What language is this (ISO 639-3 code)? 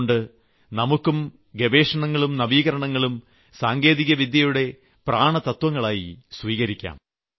mal